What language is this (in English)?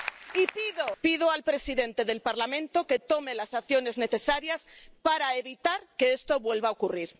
Spanish